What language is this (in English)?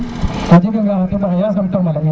Serer